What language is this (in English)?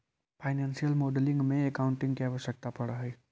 Magahi